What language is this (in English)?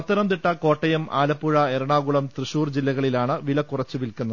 Malayalam